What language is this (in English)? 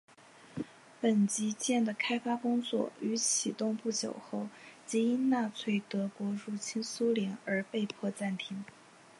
Chinese